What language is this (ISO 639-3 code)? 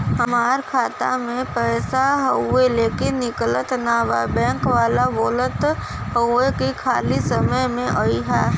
bho